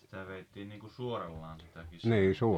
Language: Finnish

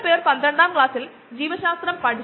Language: Malayalam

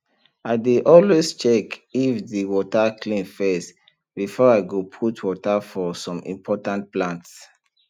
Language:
Nigerian Pidgin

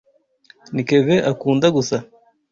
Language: Kinyarwanda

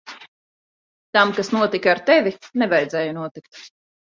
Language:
Latvian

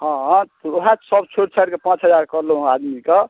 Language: Maithili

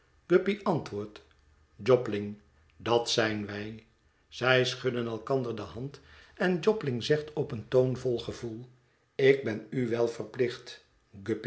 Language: Dutch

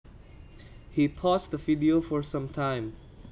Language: Javanese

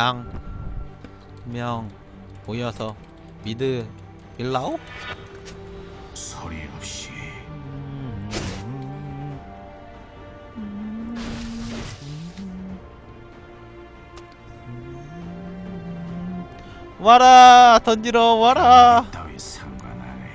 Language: Korean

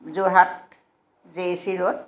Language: Assamese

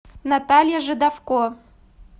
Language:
Russian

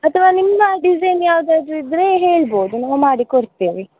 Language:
Kannada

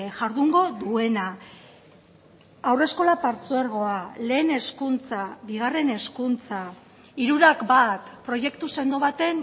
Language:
Basque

